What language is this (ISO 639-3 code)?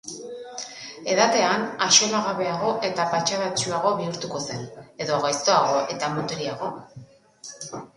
eus